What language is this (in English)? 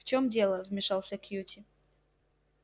Russian